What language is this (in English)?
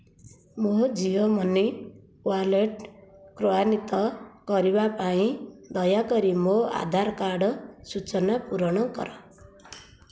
Odia